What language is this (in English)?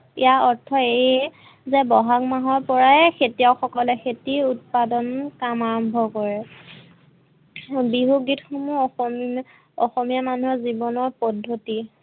Assamese